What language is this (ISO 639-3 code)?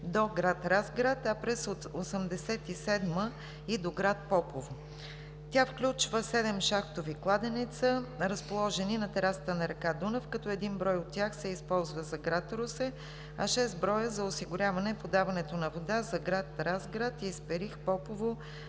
bul